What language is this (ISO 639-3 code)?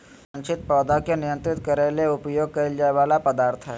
mag